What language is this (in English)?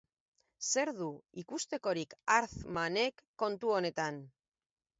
Basque